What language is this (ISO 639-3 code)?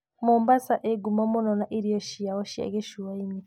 kik